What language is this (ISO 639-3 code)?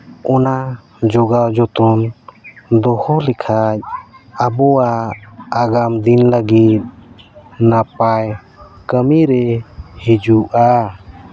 sat